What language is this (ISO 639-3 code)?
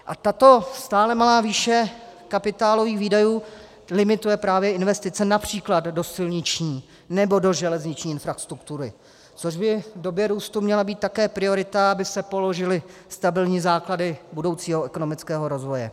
ces